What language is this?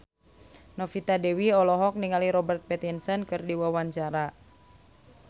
Sundanese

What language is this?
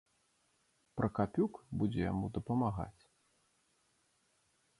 Belarusian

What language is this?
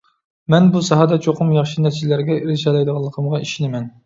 Uyghur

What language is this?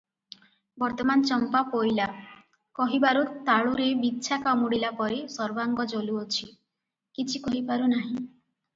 Odia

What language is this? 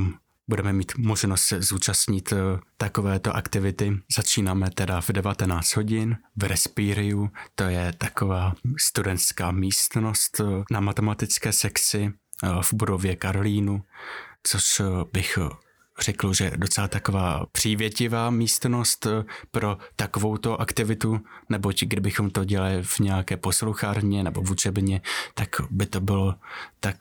Czech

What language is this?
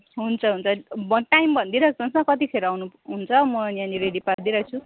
Nepali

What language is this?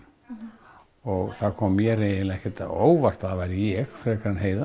Icelandic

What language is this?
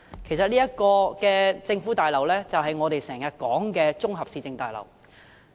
Cantonese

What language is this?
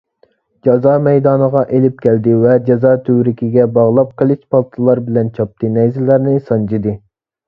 Uyghur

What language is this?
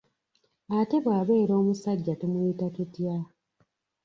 Ganda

